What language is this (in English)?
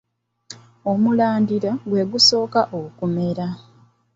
Ganda